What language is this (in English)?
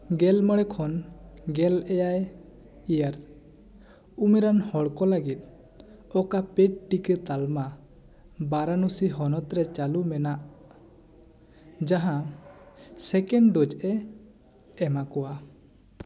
Santali